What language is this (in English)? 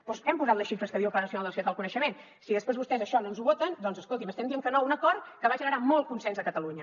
Catalan